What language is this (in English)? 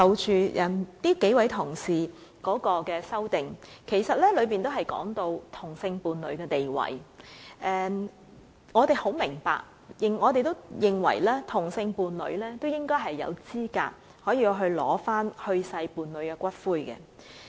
Cantonese